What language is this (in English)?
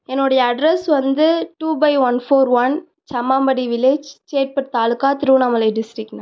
Tamil